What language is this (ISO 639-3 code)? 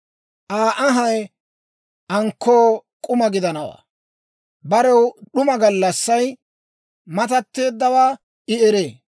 dwr